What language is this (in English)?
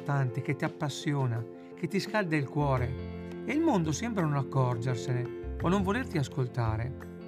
Italian